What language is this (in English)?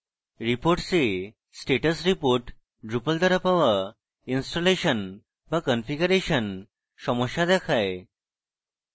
Bangla